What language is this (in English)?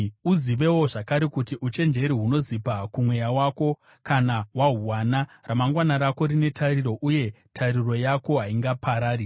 Shona